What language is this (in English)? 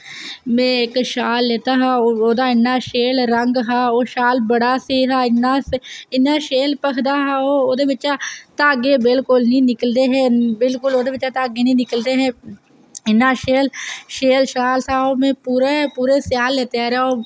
Dogri